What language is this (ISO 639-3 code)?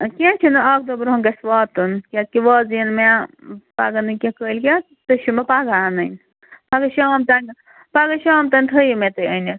kas